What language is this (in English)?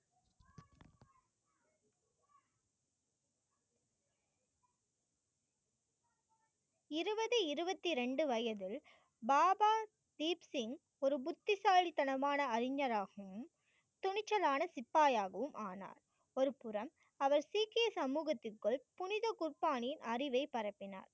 Tamil